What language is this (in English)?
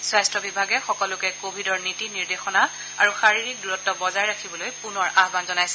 Assamese